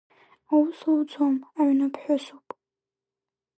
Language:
Abkhazian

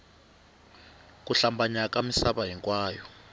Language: Tsonga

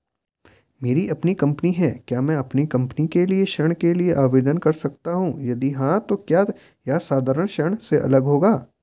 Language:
Hindi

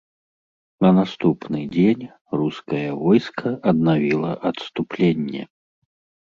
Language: Belarusian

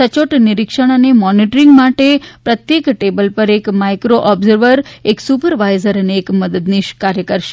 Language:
Gujarati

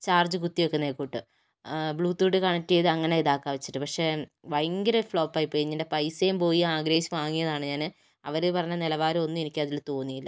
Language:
Malayalam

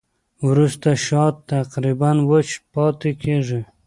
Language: Pashto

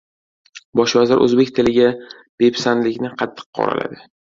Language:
Uzbek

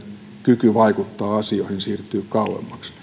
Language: Finnish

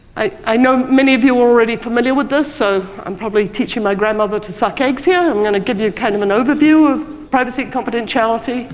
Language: English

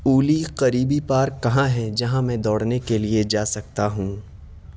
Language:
Urdu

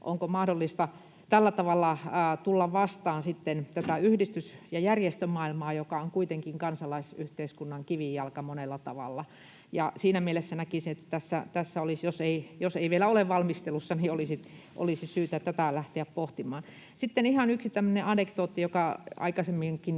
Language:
Finnish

